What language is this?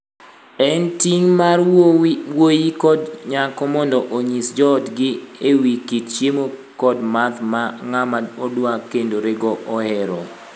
Luo (Kenya and Tanzania)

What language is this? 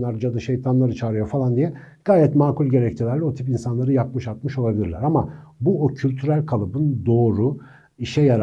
Turkish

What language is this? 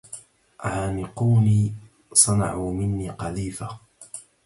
Arabic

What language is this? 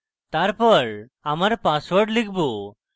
Bangla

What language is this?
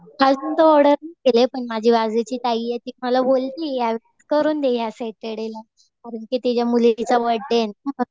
Marathi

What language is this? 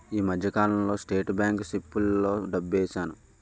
Telugu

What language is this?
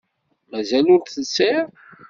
Kabyle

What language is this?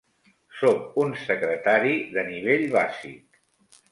Catalan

